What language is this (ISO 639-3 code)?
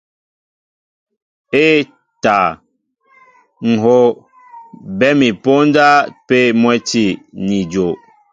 mbo